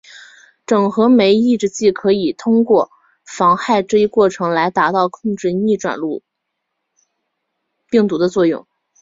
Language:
Chinese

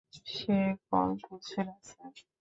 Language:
Bangla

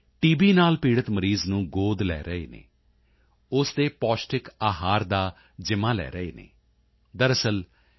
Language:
Punjabi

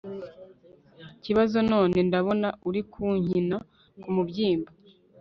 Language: Kinyarwanda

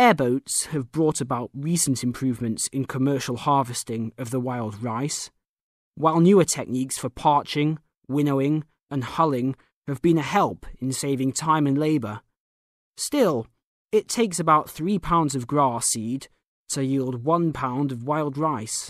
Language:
English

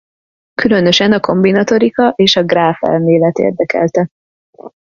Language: Hungarian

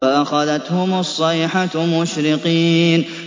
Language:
Arabic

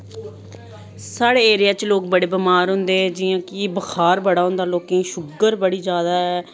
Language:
Dogri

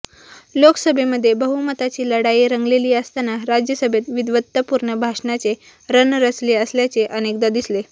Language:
Marathi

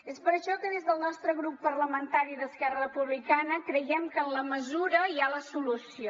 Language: Catalan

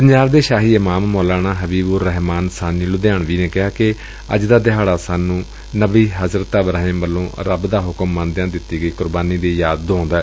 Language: Punjabi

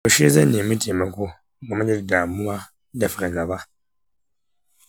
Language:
Hausa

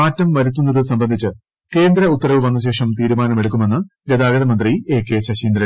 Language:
Malayalam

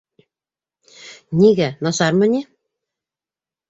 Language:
Bashkir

